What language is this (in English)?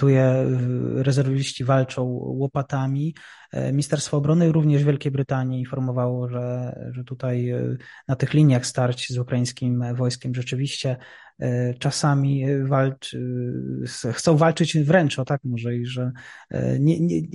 Polish